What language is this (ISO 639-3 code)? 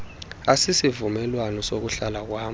xho